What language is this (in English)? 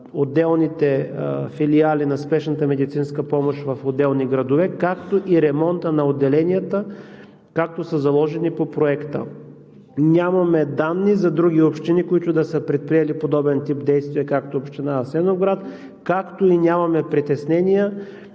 Bulgarian